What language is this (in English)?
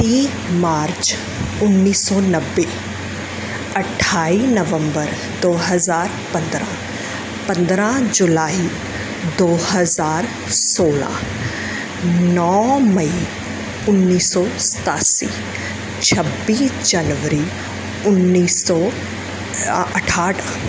Punjabi